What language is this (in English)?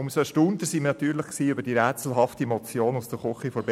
Swiss German